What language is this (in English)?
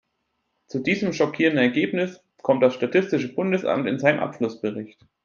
German